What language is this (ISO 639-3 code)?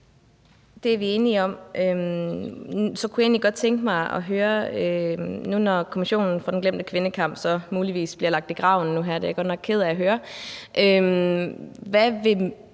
dan